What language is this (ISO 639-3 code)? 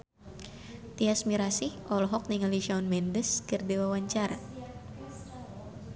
sun